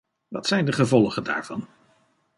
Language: Dutch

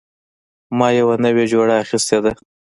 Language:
Pashto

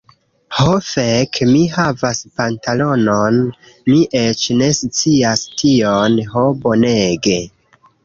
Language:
Esperanto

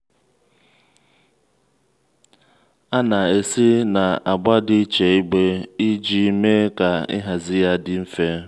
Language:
Igbo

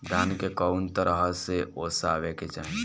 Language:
Bhojpuri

